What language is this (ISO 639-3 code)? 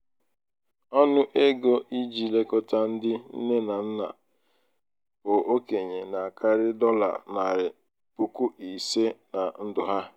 ibo